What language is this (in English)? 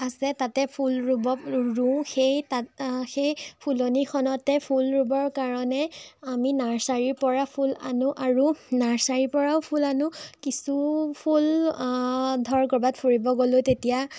Assamese